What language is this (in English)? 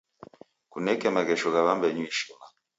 Taita